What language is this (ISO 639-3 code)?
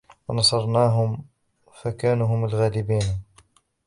ara